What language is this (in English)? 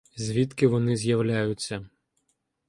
Ukrainian